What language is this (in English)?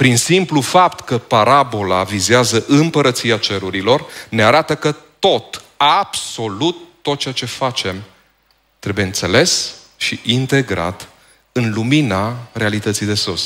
Romanian